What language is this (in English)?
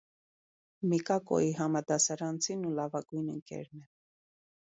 Armenian